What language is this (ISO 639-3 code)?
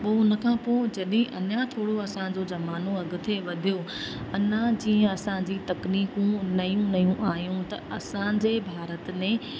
snd